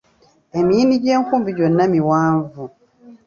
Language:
Ganda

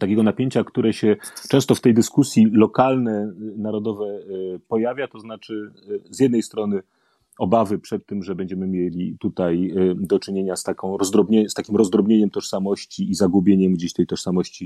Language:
Polish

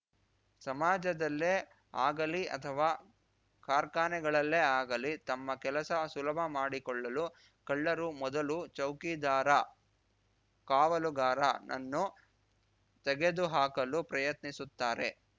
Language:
Kannada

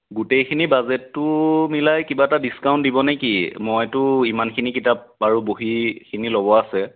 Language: Assamese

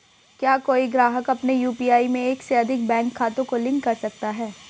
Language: Hindi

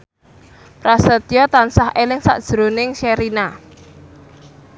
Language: Javanese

